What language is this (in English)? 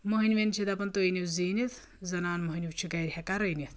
Kashmiri